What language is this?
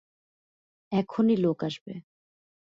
Bangla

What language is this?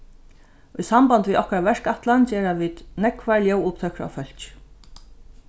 Faroese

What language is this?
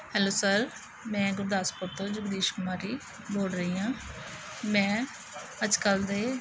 Punjabi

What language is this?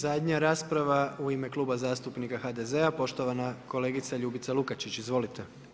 Croatian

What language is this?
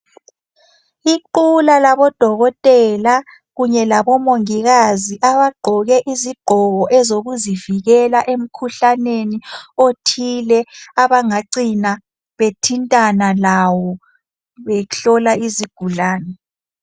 North Ndebele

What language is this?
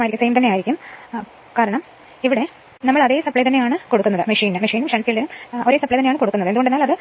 Malayalam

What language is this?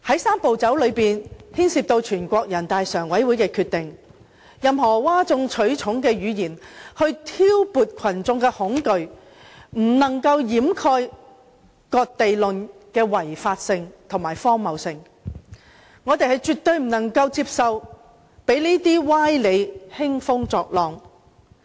Cantonese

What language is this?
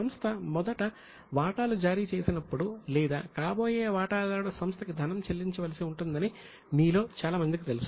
Telugu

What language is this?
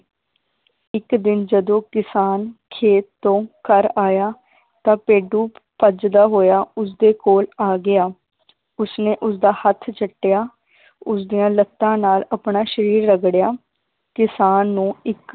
Punjabi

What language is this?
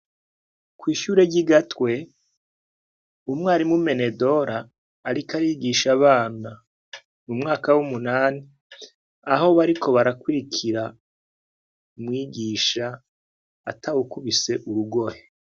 Rundi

